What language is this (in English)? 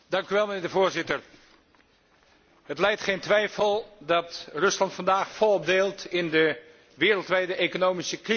Dutch